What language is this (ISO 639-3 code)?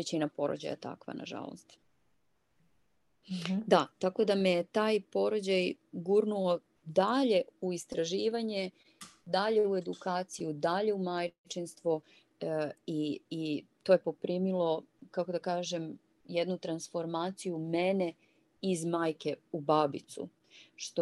hrv